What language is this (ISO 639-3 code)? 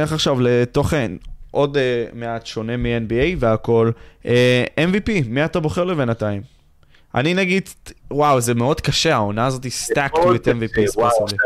heb